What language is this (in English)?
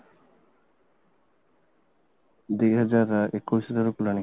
Odia